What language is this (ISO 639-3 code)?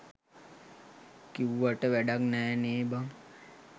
sin